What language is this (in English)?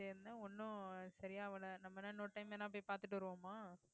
Tamil